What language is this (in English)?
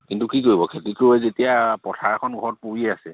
Assamese